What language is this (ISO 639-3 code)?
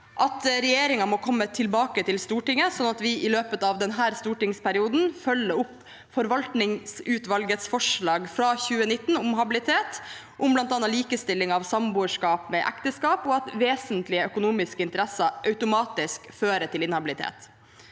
nor